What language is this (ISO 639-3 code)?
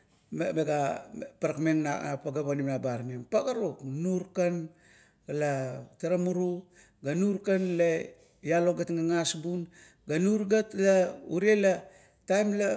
kto